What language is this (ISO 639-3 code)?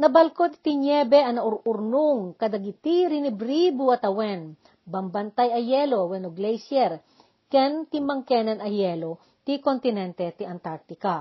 fil